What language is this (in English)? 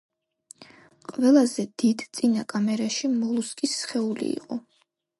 Georgian